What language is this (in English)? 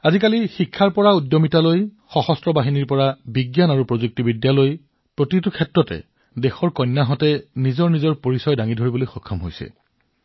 Assamese